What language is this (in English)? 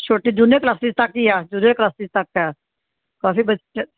Punjabi